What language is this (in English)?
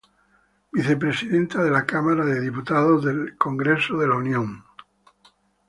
Spanish